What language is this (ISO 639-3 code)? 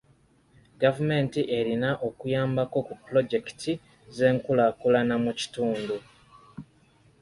lug